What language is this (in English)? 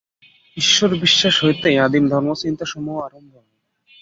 Bangla